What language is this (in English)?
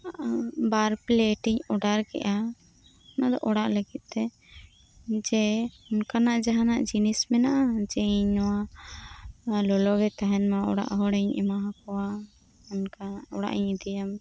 Santali